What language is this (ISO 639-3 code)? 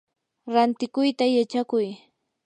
qur